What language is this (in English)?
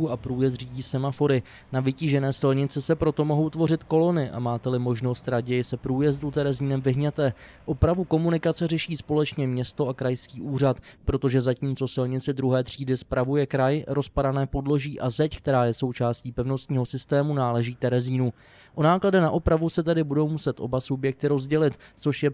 Czech